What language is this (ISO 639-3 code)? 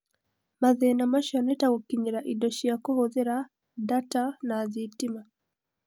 kik